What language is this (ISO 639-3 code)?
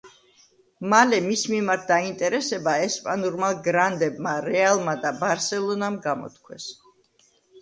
kat